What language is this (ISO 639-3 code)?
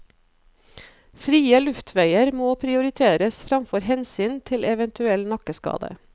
nor